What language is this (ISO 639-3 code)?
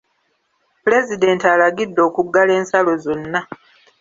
lug